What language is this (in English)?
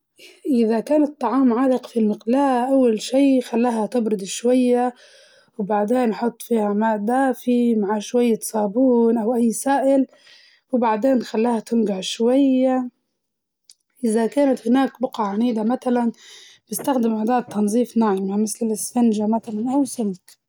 Libyan Arabic